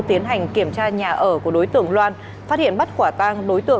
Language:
Vietnamese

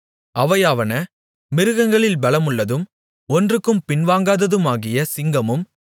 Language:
Tamil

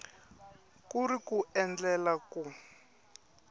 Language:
Tsonga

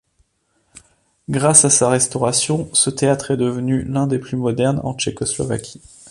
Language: French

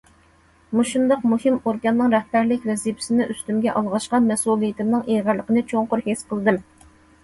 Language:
Uyghur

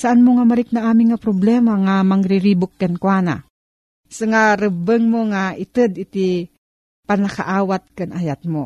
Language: Filipino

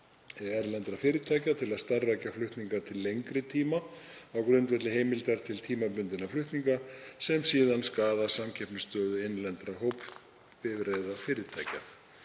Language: Icelandic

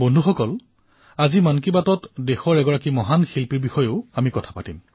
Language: Assamese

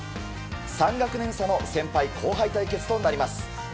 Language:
Japanese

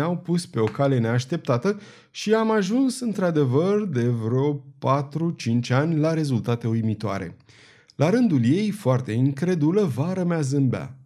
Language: Romanian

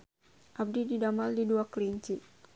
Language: Sundanese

